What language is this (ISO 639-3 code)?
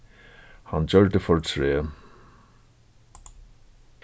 fao